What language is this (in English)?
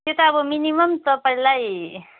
Nepali